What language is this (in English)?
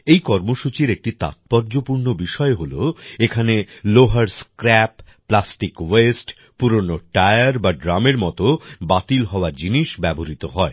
Bangla